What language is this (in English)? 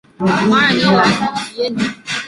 Chinese